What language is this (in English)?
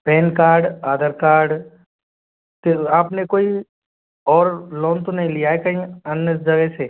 Hindi